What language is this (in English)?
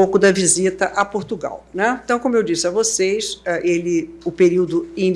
Portuguese